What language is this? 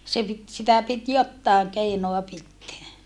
Finnish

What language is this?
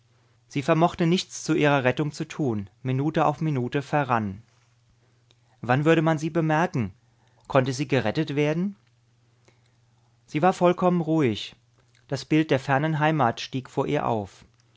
German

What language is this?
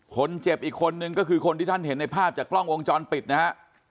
Thai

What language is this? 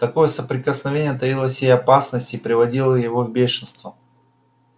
Russian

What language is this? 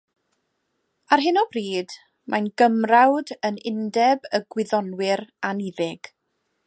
Welsh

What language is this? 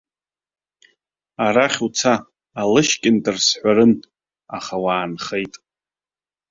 Abkhazian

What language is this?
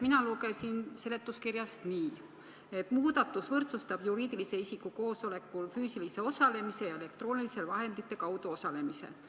Estonian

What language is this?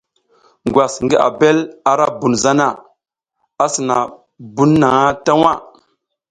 South Giziga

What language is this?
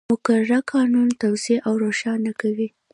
Pashto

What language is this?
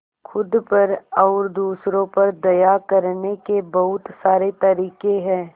Hindi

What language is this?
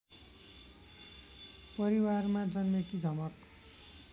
Nepali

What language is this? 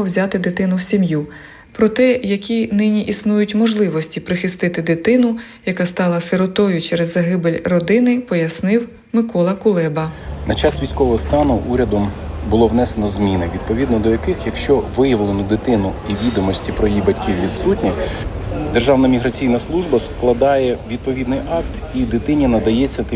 Ukrainian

